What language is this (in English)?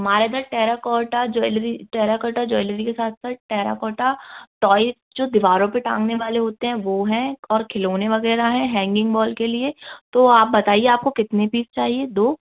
Hindi